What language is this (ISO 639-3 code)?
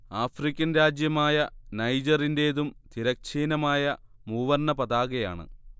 mal